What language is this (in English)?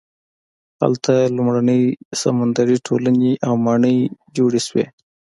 Pashto